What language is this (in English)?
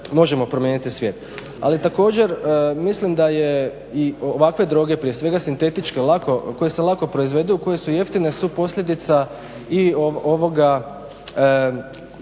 Croatian